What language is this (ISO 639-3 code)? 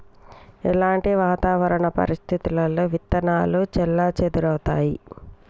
tel